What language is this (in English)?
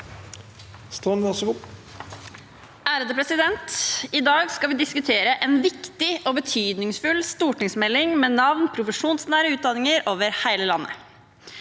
Norwegian